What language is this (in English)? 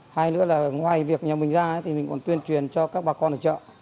Vietnamese